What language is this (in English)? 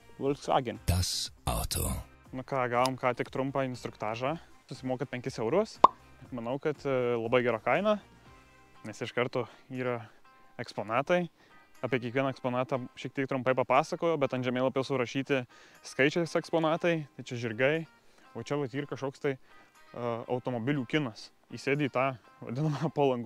Lithuanian